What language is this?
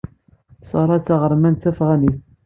Kabyle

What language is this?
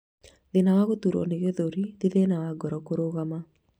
Kikuyu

